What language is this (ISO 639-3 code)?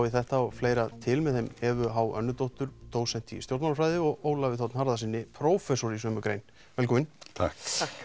isl